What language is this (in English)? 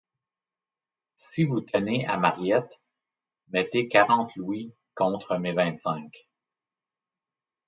French